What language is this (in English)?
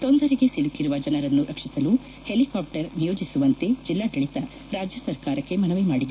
Kannada